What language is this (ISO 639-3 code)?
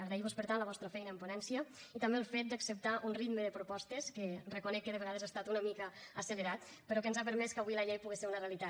cat